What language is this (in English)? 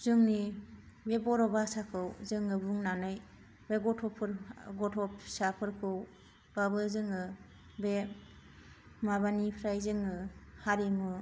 Bodo